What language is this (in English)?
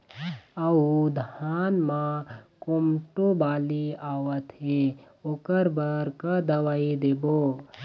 Chhattisgarhi